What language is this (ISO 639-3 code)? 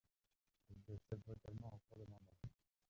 fra